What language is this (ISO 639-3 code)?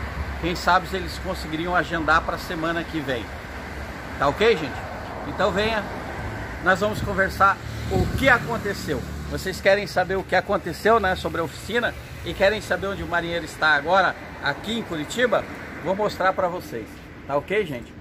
por